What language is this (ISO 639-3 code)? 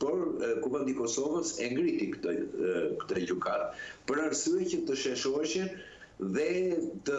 ron